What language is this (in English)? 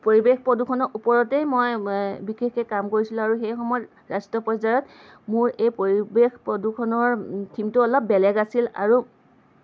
Assamese